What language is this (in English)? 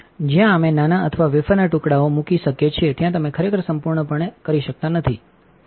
Gujarati